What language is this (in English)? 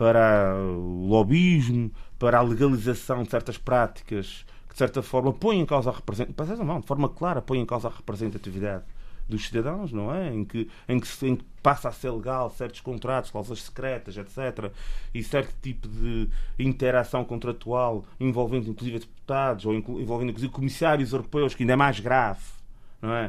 Portuguese